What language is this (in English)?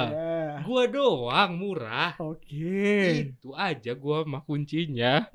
Indonesian